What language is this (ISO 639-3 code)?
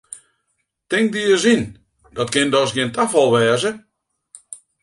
fry